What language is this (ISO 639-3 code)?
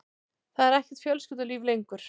isl